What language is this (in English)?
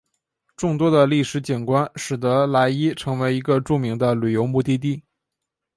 Chinese